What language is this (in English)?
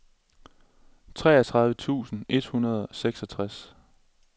Danish